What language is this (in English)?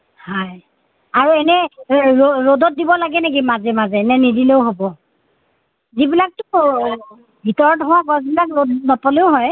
Assamese